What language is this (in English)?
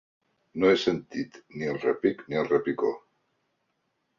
Catalan